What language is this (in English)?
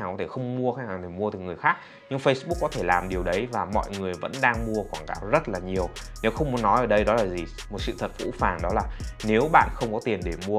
Vietnamese